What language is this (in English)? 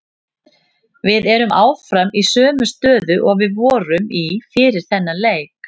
Icelandic